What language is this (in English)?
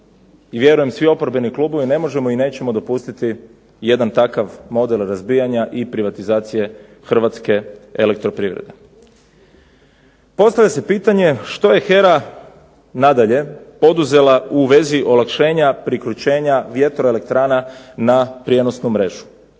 Croatian